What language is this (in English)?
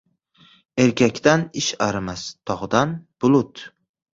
Uzbek